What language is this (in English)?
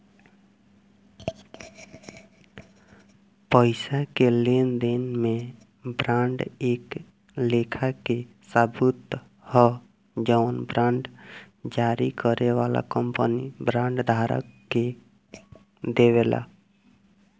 Bhojpuri